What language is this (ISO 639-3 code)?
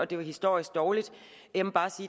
dan